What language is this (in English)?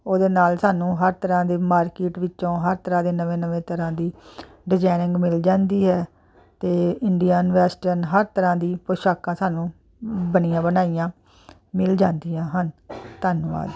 Punjabi